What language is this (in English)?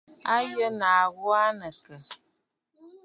Bafut